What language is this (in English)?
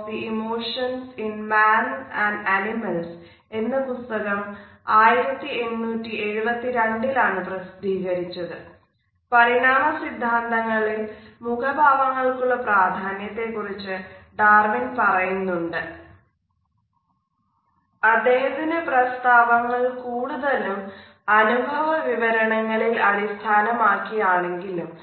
Malayalam